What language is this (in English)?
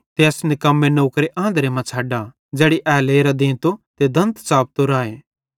Bhadrawahi